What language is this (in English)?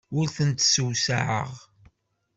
Kabyle